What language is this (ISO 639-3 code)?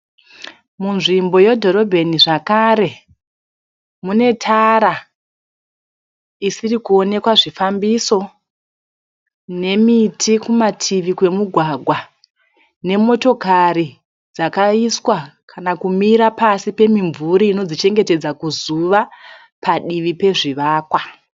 sna